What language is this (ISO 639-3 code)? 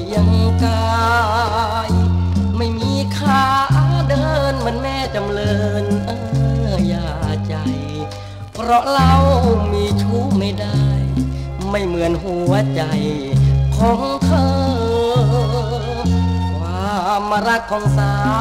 tha